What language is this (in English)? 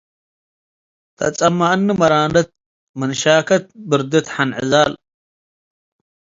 Tigre